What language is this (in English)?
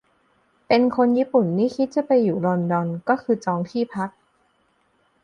Thai